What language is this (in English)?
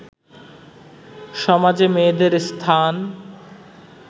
Bangla